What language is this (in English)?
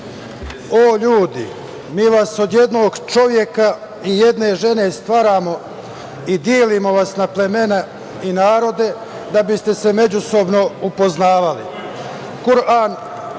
Serbian